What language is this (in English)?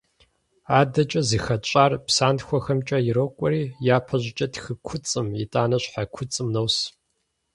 Kabardian